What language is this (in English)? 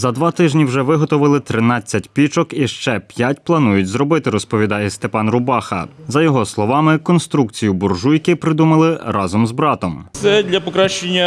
Ukrainian